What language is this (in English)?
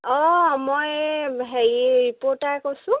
Assamese